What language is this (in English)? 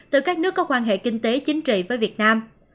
Vietnamese